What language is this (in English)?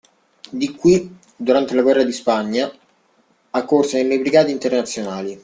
Italian